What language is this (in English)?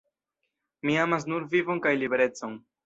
Esperanto